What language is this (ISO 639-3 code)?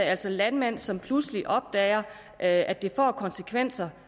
dan